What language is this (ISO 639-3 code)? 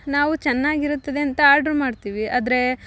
kan